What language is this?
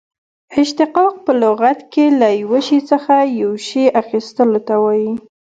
Pashto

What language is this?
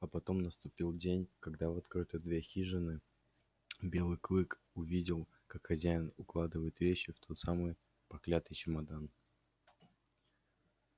Russian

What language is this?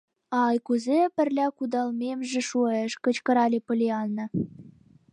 Mari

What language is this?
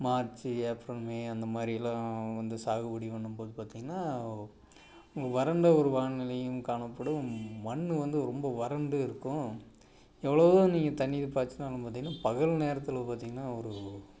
Tamil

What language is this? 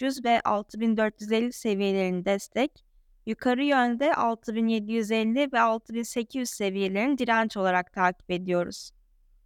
Turkish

